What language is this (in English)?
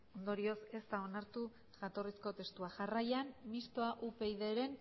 Basque